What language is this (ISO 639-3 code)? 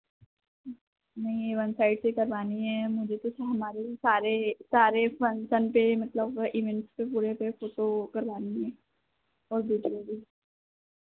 hin